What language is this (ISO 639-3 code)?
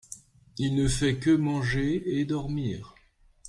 fra